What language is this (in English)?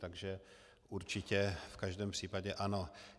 Czech